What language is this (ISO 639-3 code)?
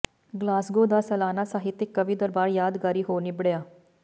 pan